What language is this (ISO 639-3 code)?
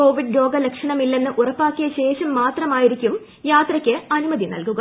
mal